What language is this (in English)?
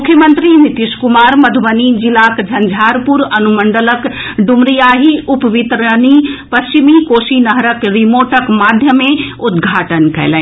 Maithili